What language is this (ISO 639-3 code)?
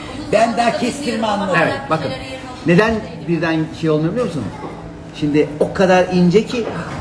tur